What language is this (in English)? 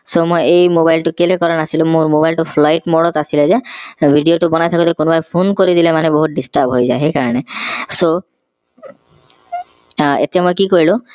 Assamese